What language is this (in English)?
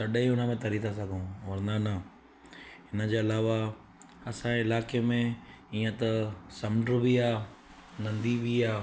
Sindhi